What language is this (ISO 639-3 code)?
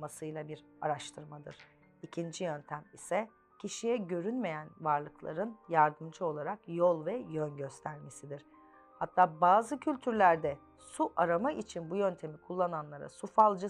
tur